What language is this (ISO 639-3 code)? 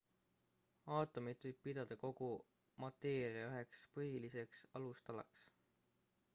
est